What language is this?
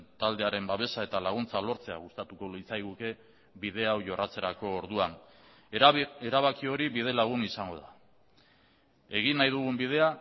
Basque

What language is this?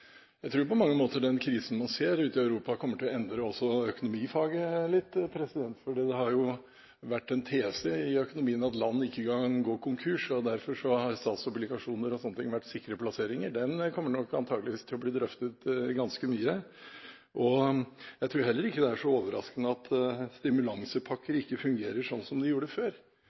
Norwegian Bokmål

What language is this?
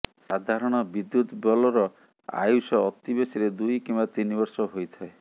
Odia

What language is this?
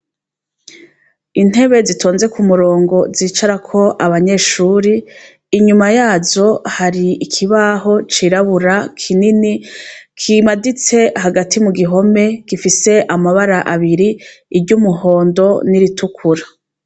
Rundi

